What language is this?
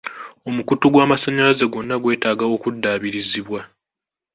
Ganda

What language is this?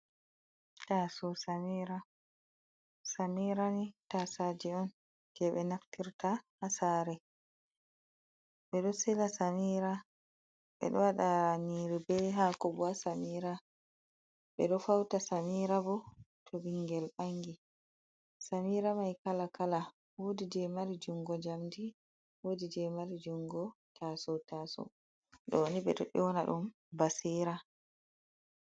Fula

